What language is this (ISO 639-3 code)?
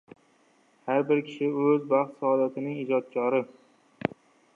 uzb